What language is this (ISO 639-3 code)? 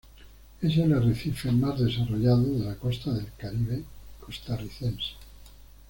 spa